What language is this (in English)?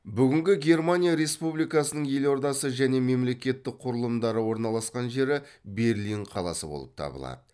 Kazakh